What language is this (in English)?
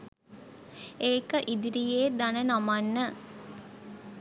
Sinhala